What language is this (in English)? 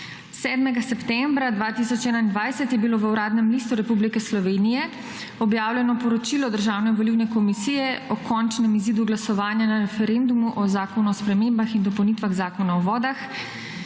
Slovenian